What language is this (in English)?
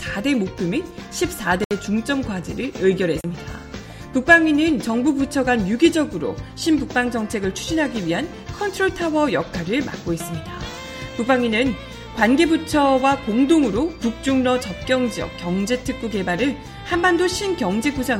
Korean